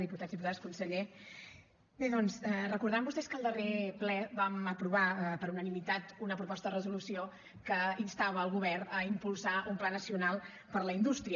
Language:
Catalan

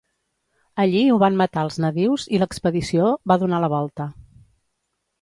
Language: Catalan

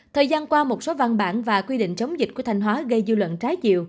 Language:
Vietnamese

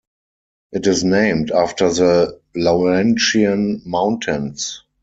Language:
English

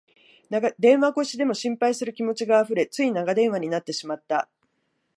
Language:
Japanese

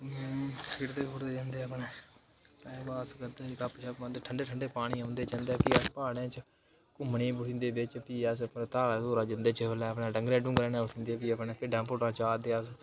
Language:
Dogri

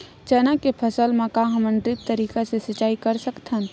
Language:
Chhattisgarhi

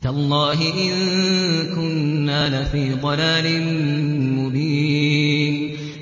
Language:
Arabic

